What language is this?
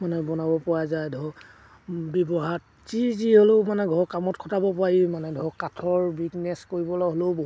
Assamese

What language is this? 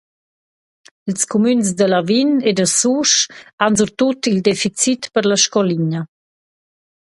Romansh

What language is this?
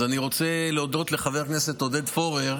Hebrew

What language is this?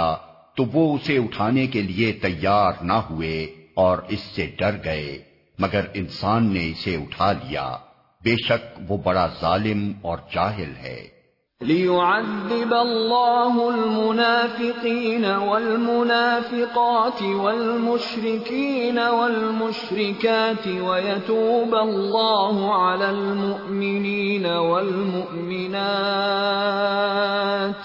Urdu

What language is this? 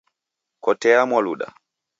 Taita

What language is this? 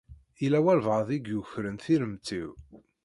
Kabyle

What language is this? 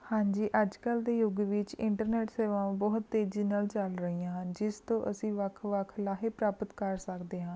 Punjabi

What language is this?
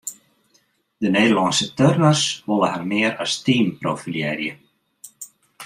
Western Frisian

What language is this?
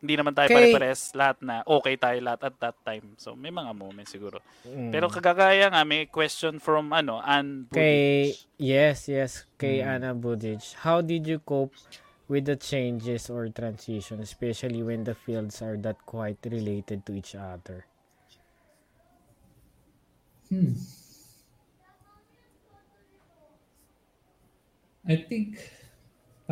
Filipino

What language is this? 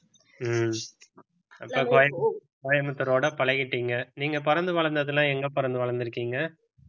Tamil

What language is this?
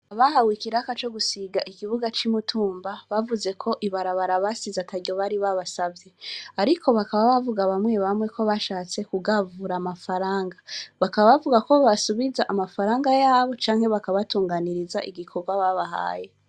Rundi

